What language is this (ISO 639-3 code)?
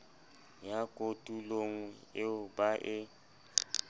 sot